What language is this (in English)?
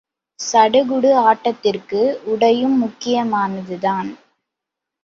Tamil